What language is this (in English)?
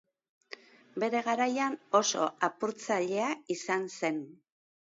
Basque